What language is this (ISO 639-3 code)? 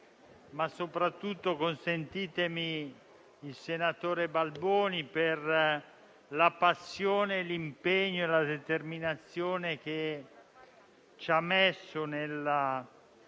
ita